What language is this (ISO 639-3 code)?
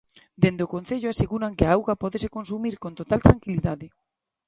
glg